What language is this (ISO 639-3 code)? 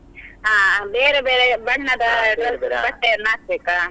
kan